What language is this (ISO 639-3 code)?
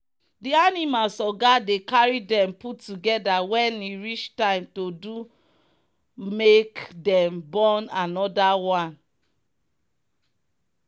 pcm